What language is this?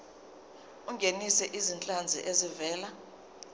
Zulu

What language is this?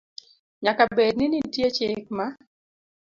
Luo (Kenya and Tanzania)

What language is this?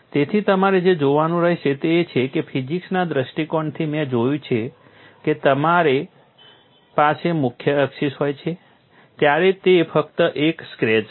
Gujarati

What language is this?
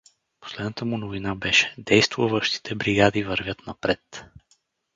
Bulgarian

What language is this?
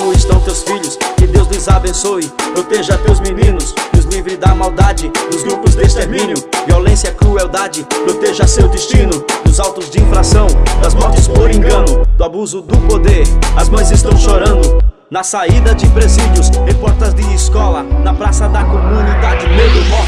Portuguese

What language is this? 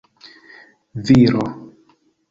Esperanto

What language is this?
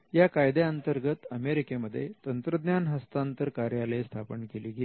Marathi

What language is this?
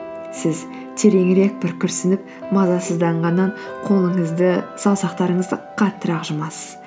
Kazakh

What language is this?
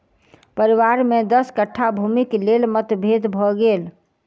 Maithili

